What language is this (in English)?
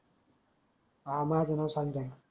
Marathi